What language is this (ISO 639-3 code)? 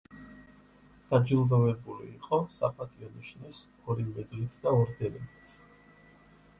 kat